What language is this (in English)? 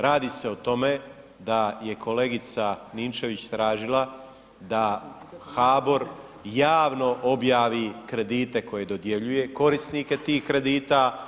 Croatian